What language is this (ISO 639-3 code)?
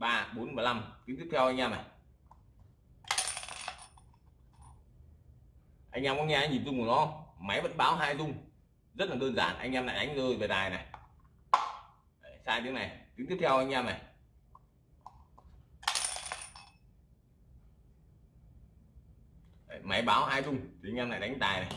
vie